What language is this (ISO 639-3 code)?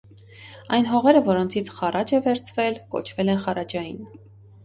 hye